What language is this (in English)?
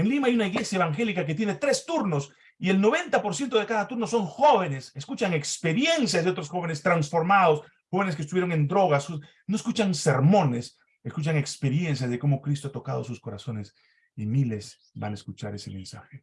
Spanish